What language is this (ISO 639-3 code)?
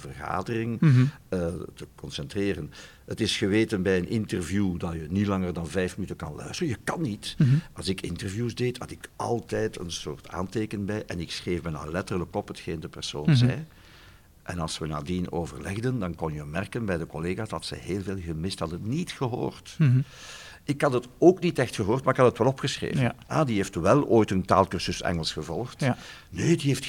nld